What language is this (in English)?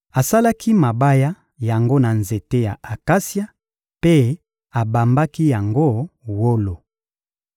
Lingala